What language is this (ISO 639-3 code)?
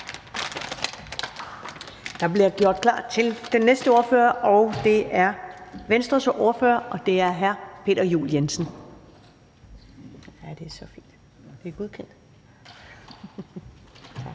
dan